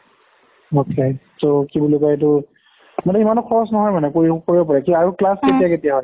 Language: Assamese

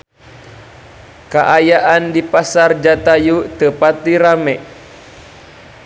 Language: Sundanese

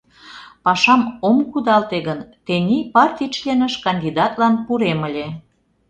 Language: Mari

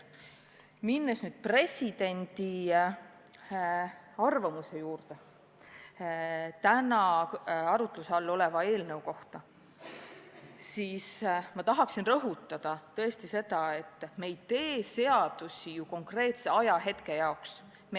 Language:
Estonian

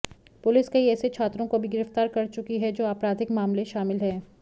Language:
Hindi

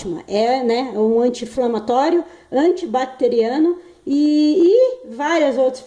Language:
Portuguese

